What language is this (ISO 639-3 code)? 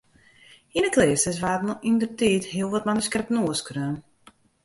fry